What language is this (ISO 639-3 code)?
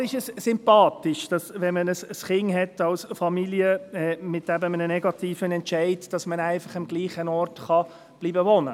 gsw